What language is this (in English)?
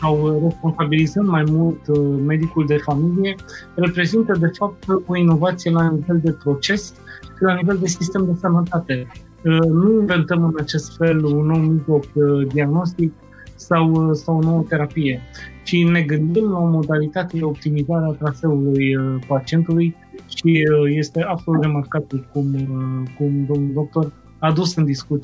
Romanian